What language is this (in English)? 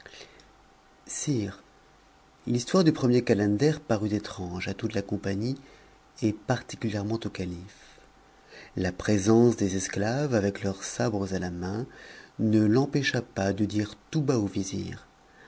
French